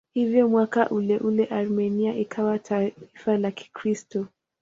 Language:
Swahili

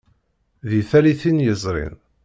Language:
Kabyle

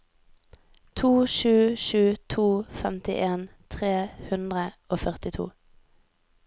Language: Norwegian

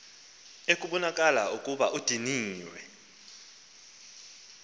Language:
Xhosa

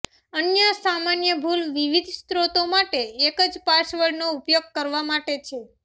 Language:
Gujarati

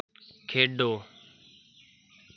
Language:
Dogri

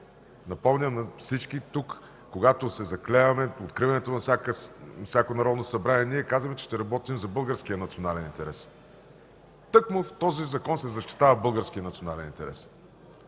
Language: Bulgarian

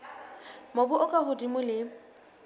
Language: Southern Sotho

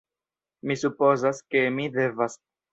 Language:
Esperanto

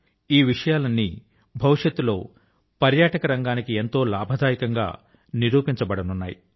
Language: Telugu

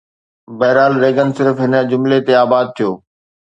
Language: Sindhi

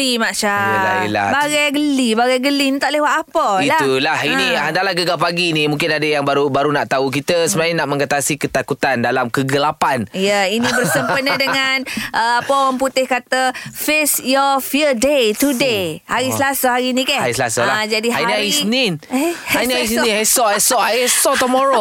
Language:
Malay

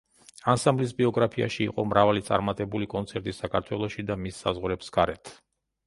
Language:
Georgian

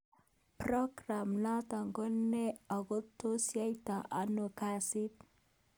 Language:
Kalenjin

